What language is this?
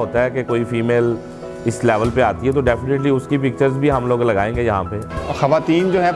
Urdu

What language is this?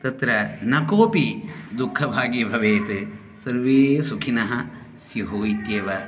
Sanskrit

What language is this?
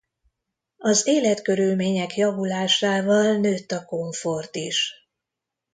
Hungarian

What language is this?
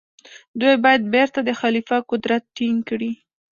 Pashto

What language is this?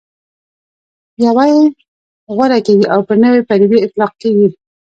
Pashto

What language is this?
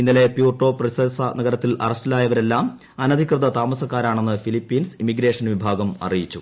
Malayalam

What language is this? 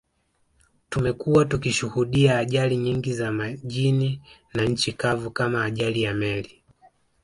Swahili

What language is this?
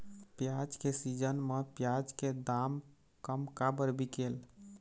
Chhattisgarhi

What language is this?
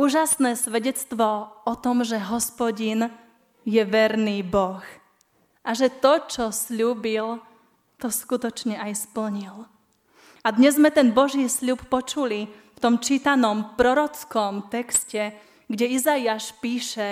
Slovak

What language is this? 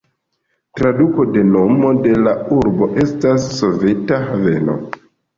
Esperanto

